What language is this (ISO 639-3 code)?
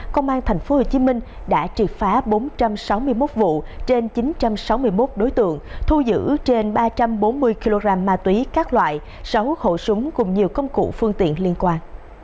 vie